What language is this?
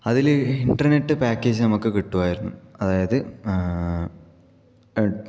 Malayalam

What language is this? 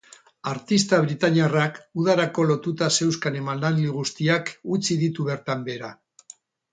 Basque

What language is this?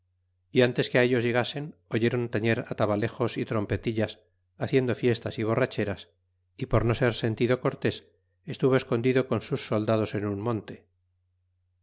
Spanish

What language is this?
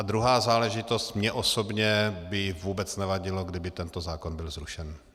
Czech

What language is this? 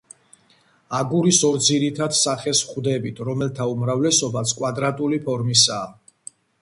Georgian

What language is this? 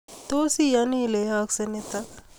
Kalenjin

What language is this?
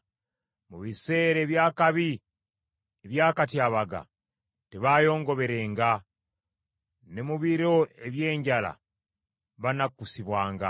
Ganda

